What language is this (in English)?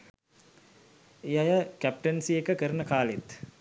Sinhala